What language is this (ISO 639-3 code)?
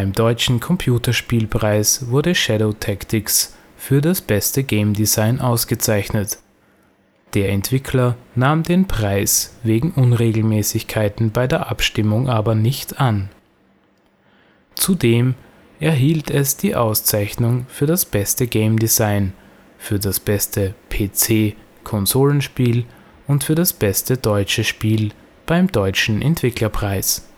deu